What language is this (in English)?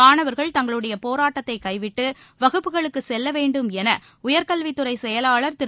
Tamil